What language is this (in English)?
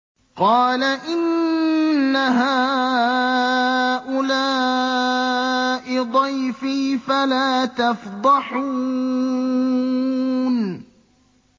Arabic